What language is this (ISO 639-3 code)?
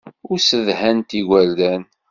kab